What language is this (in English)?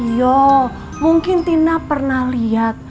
Indonesian